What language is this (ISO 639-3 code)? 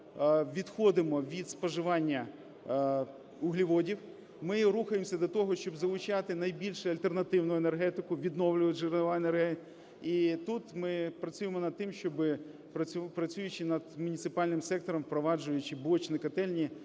ukr